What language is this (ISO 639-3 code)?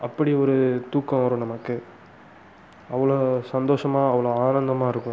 tam